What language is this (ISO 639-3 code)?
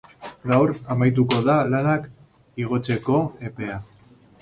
eus